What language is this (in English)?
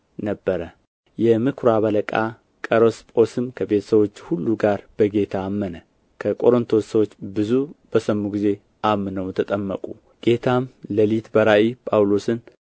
Amharic